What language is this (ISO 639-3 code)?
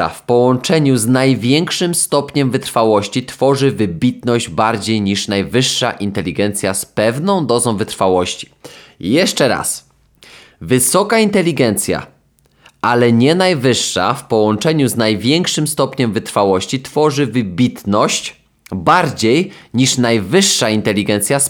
pol